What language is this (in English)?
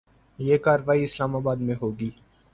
Urdu